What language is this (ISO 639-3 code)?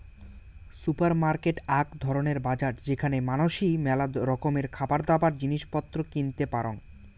ben